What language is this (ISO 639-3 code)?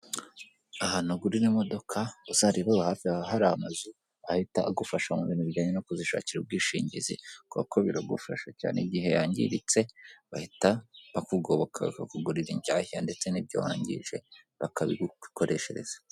kin